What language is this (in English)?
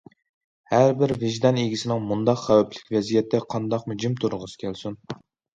Uyghur